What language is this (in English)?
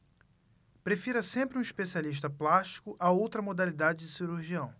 Portuguese